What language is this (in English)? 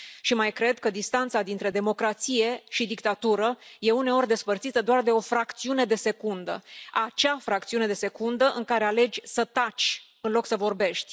Romanian